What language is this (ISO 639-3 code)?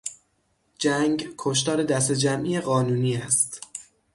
fas